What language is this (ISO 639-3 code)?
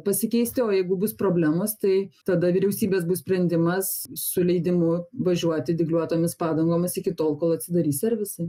lit